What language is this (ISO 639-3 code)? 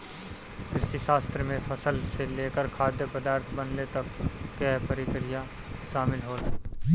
bho